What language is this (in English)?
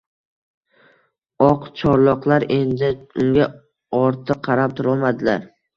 Uzbek